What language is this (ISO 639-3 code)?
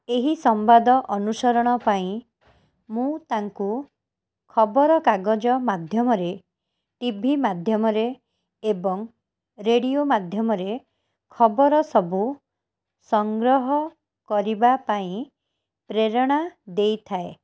ori